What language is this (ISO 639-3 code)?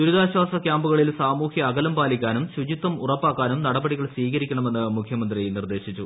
mal